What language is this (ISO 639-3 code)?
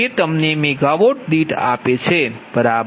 guj